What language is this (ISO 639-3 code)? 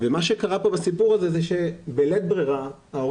heb